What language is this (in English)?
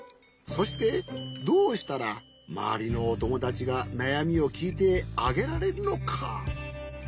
Japanese